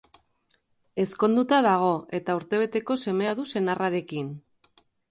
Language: Basque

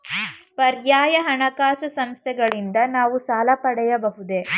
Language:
Kannada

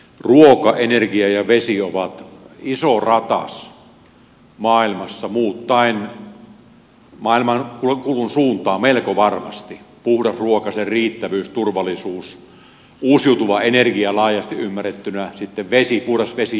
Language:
Finnish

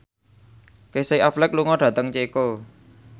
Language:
Javanese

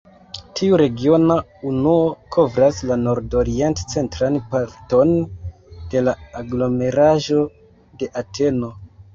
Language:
Esperanto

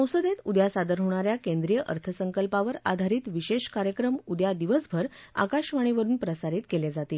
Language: Marathi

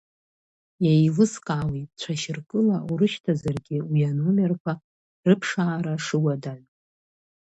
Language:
Abkhazian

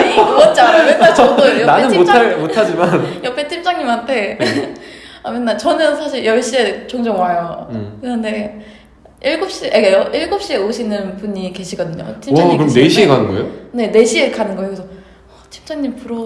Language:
Korean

